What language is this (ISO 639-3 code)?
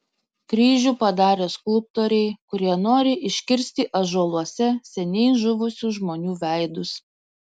lit